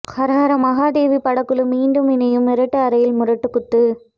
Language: Tamil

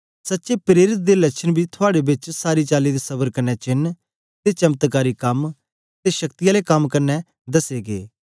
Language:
Dogri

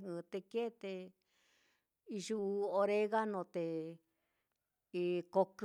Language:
Mitlatongo Mixtec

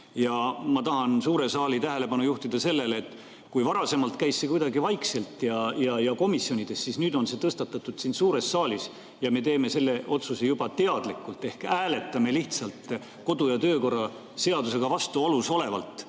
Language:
Estonian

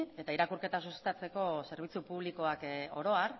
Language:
Basque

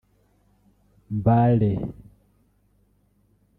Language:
Kinyarwanda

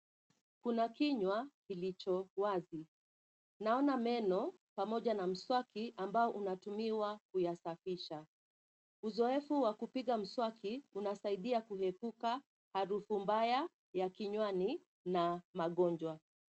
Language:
Swahili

